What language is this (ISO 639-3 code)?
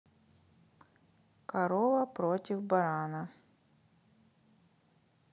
rus